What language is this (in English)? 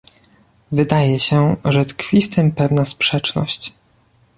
Polish